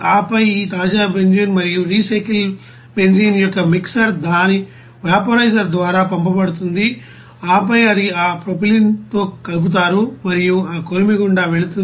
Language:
Telugu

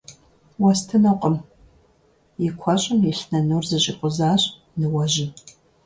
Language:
Kabardian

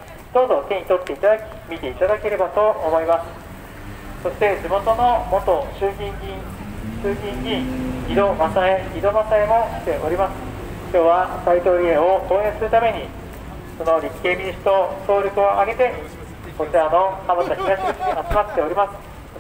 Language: Japanese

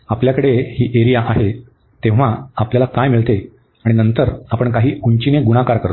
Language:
Marathi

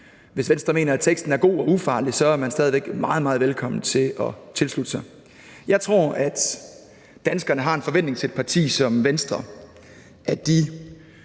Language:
Danish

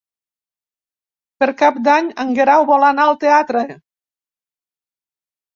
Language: Catalan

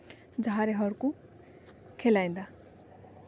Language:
Santali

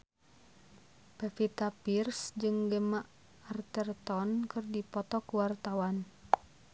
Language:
Sundanese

